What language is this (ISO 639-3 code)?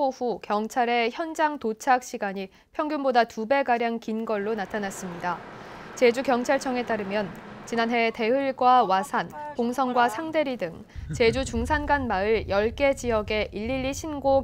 kor